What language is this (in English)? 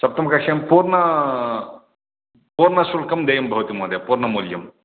Sanskrit